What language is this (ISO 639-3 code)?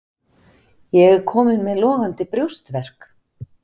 isl